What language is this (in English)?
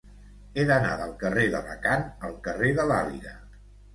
Catalan